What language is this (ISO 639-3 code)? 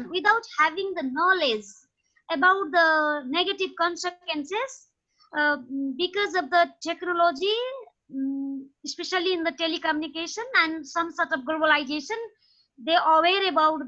eng